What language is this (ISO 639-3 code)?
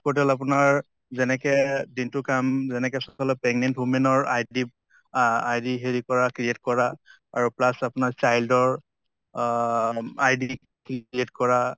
asm